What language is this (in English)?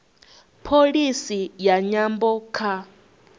Venda